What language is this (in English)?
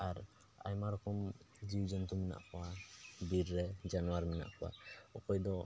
Santali